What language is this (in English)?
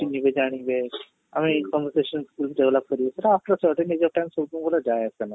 Odia